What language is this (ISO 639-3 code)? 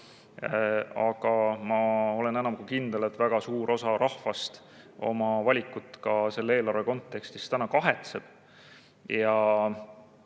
est